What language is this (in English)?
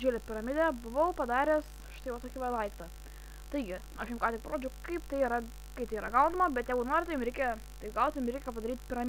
Portuguese